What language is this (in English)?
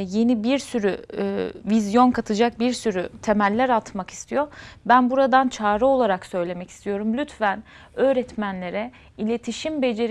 Turkish